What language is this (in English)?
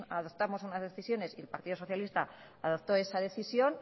Spanish